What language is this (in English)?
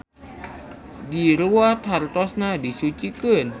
Sundanese